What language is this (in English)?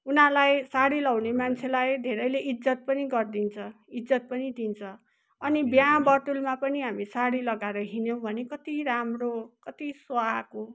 Nepali